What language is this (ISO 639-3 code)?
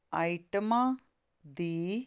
pan